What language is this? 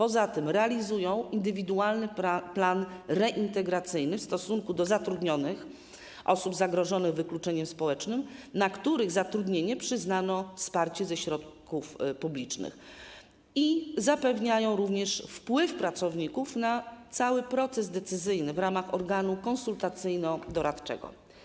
Polish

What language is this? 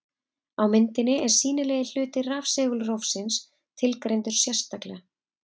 Icelandic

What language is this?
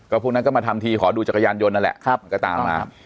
Thai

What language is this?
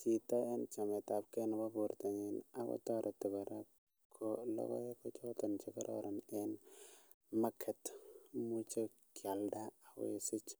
Kalenjin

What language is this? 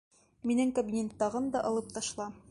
Bashkir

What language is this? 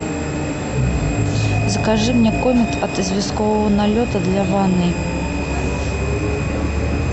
Russian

